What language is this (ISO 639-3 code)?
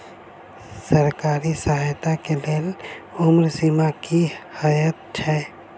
mai